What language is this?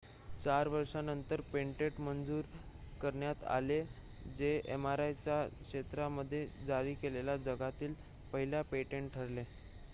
Marathi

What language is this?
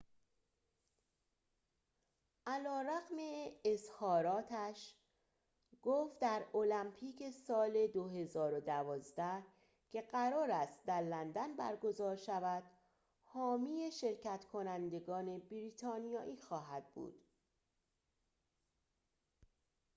Persian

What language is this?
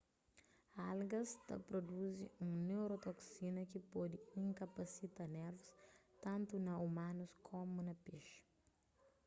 Kabuverdianu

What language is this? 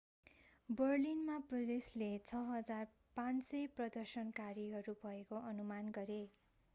Nepali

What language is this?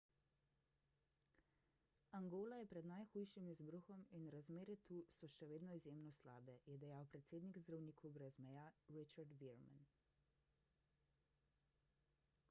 Slovenian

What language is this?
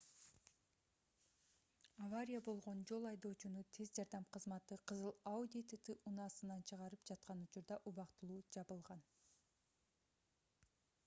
Kyrgyz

